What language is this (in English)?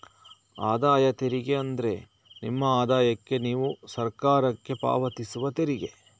Kannada